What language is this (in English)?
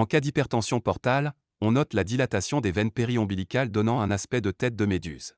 French